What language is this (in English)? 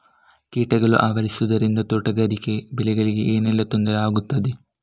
Kannada